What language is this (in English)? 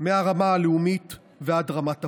Hebrew